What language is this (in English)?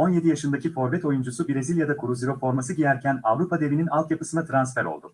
Turkish